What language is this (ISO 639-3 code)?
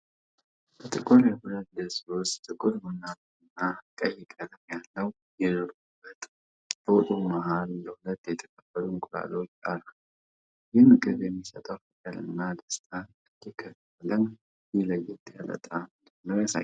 amh